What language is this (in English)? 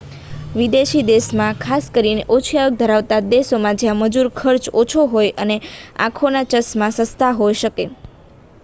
Gujarati